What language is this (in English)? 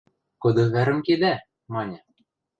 Western Mari